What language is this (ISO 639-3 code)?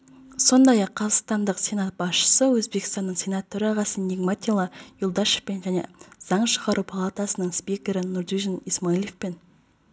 kaz